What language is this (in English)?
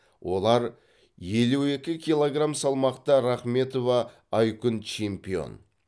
Kazakh